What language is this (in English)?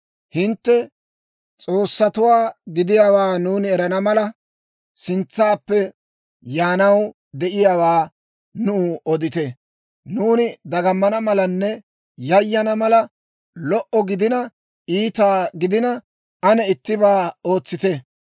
Dawro